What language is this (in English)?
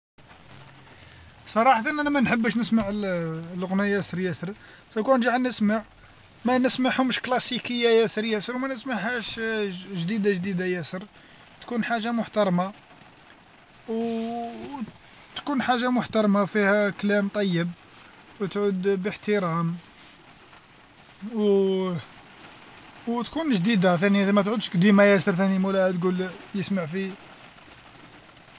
Algerian Arabic